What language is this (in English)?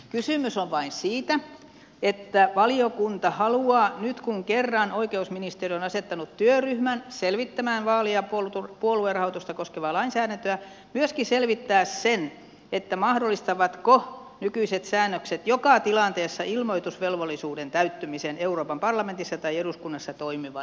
Finnish